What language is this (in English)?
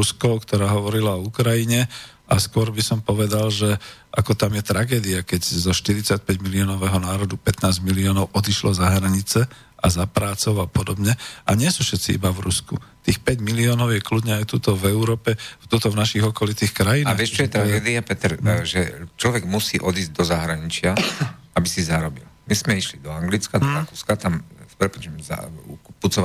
Slovak